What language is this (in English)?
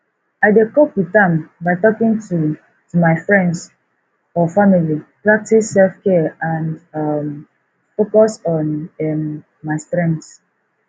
Nigerian Pidgin